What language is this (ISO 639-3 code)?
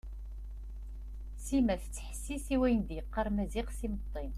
kab